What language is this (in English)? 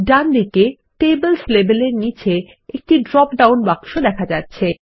Bangla